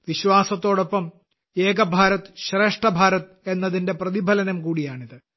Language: Malayalam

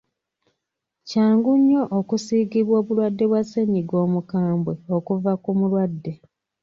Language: Ganda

